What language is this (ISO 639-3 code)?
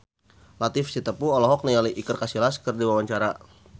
sun